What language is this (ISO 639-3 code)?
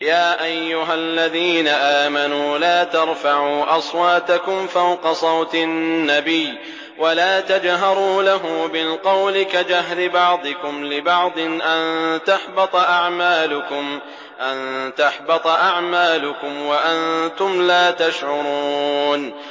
ara